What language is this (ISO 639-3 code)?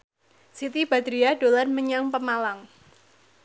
jav